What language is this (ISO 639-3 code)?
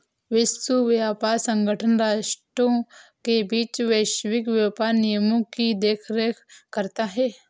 hin